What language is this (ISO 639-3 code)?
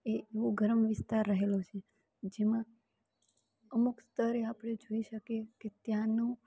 guj